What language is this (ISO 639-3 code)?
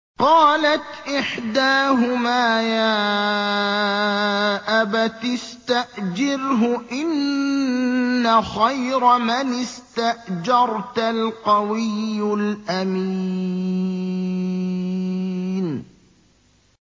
ara